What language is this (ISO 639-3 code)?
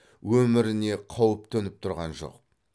kaz